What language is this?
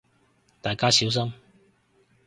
Cantonese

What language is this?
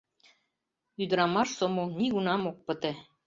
Mari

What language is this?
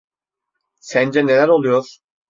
Turkish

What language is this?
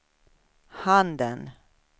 Swedish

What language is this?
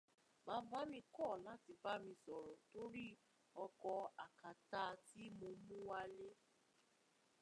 Yoruba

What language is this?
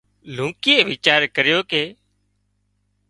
Wadiyara Koli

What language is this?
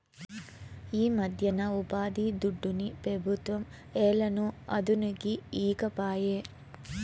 Telugu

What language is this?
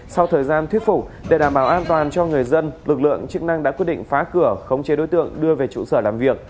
Vietnamese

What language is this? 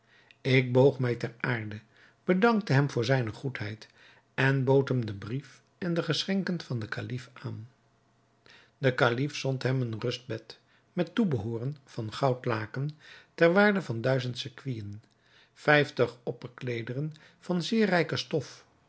Dutch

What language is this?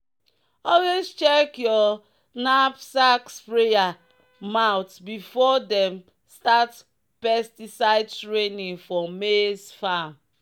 Nigerian Pidgin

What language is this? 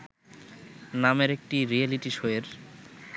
Bangla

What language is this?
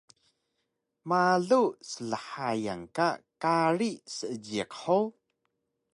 Taroko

